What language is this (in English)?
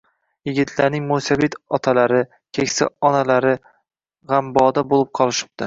Uzbek